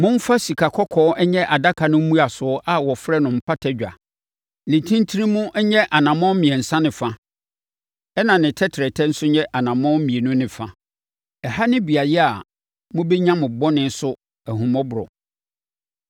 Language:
Akan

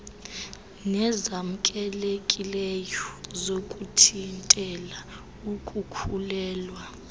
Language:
Xhosa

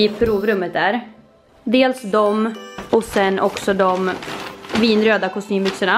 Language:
Swedish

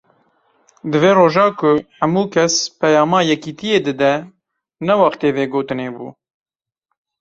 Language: Kurdish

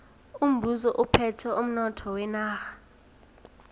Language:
South Ndebele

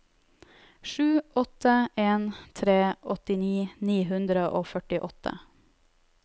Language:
Norwegian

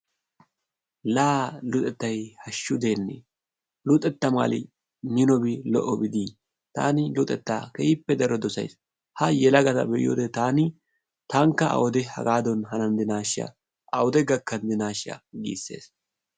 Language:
Wolaytta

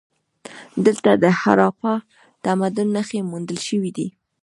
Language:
Pashto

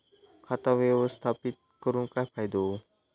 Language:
Marathi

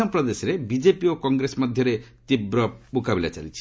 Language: Odia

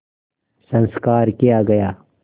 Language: Hindi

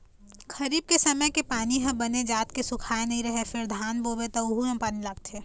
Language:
Chhattisgarhi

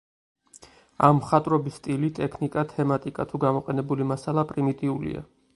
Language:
Georgian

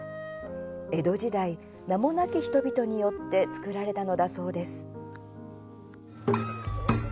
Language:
Japanese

